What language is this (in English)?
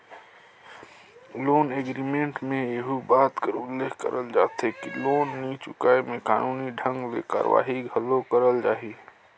Chhattisgarhi